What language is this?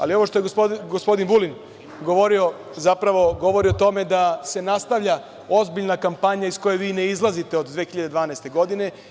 Serbian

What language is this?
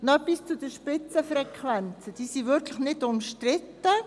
Swiss German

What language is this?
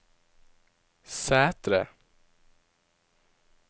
Norwegian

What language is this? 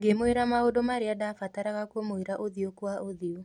Kikuyu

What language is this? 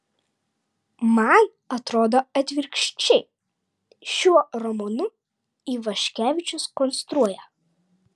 Lithuanian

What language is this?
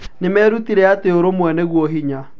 Kikuyu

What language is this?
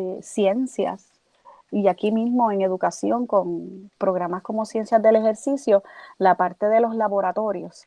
Spanish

